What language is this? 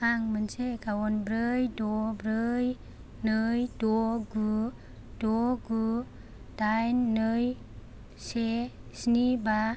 Bodo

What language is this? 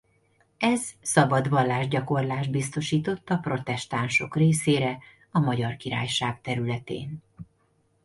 Hungarian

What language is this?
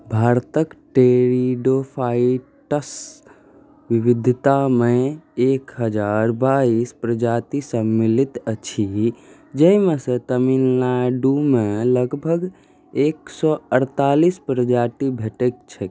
Maithili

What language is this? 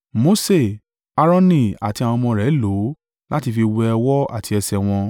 Yoruba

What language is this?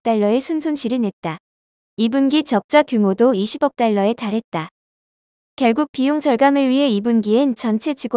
Korean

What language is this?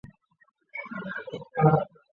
Chinese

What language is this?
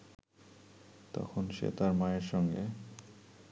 Bangla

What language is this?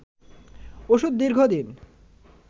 Bangla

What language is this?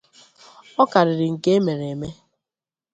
Igbo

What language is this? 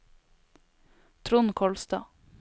Norwegian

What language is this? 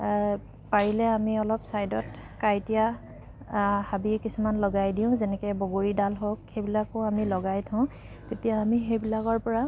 Assamese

